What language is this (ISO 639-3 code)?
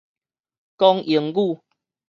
nan